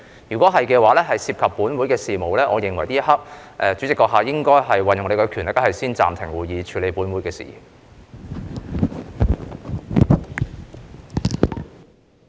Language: Cantonese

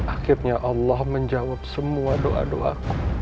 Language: Indonesian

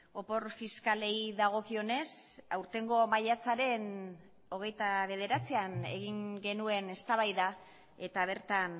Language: Basque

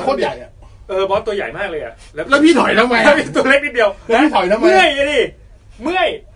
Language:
Thai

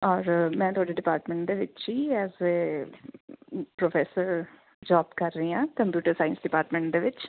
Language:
Punjabi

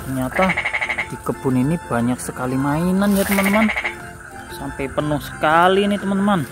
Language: Indonesian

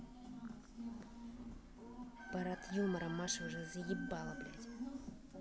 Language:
Russian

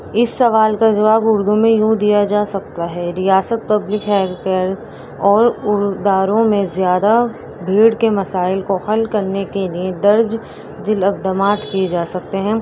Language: Urdu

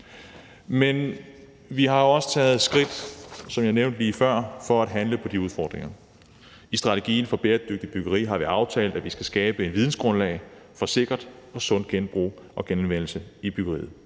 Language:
Danish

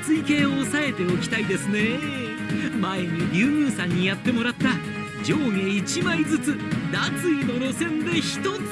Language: Japanese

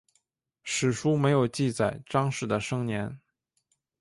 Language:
Chinese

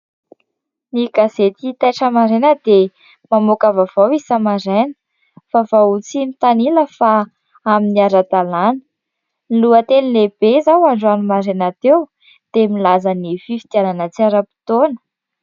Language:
Malagasy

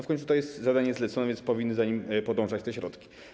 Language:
Polish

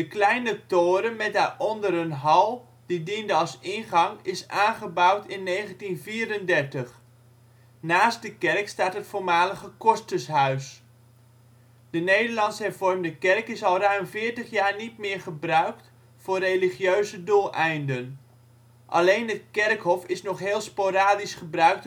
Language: Dutch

